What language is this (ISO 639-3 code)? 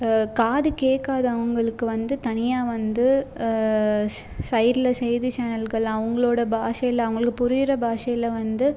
tam